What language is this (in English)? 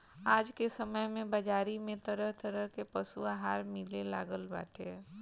Bhojpuri